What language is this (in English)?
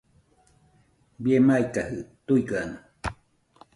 Nüpode Huitoto